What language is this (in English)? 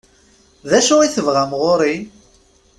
Kabyle